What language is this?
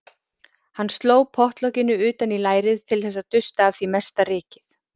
Icelandic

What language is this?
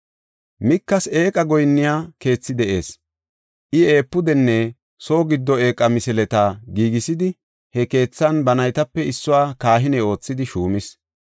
Gofa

